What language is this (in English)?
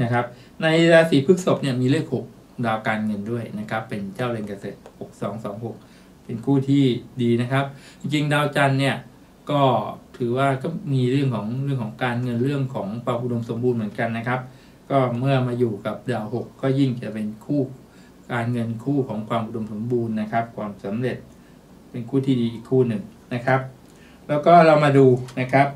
Thai